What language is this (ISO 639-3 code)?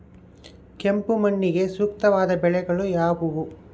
kan